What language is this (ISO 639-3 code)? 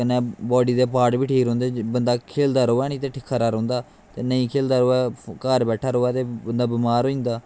doi